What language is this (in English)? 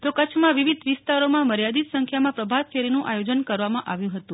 Gujarati